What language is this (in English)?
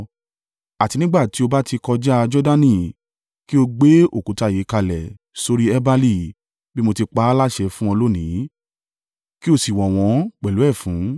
Yoruba